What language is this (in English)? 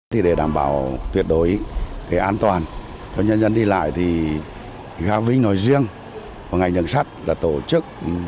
Vietnamese